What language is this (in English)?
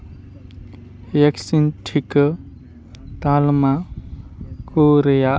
Santali